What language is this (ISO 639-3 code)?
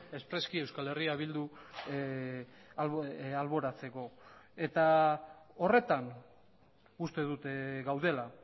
eus